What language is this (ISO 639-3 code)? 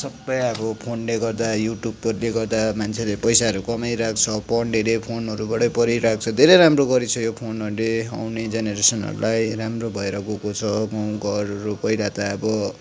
nep